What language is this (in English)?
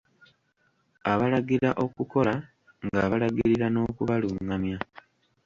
Ganda